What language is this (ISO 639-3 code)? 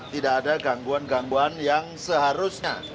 ind